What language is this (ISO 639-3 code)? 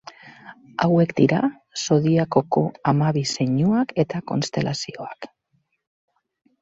eus